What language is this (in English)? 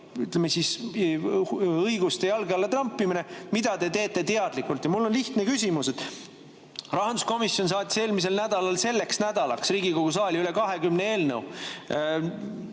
Estonian